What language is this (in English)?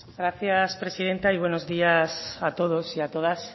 Spanish